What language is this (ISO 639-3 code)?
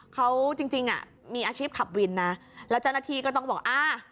tha